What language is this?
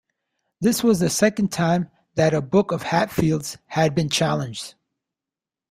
English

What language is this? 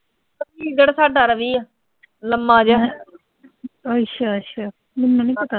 Punjabi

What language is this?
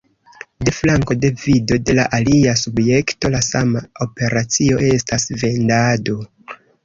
Esperanto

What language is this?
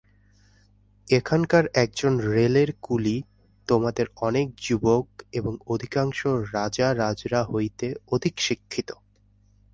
Bangla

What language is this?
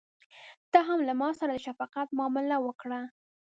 Pashto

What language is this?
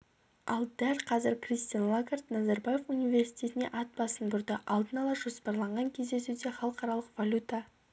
Kazakh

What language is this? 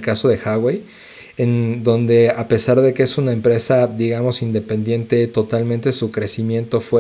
Spanish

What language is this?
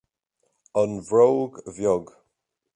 Irish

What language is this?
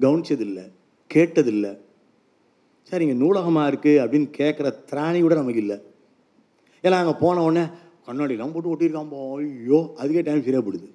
Tamil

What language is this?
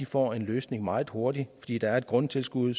Danish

